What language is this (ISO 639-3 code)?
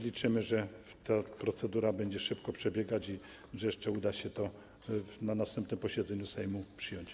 pol